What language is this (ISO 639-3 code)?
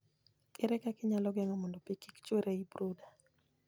luo